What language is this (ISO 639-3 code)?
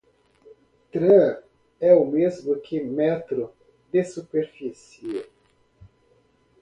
por